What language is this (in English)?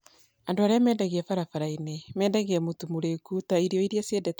Kikuyu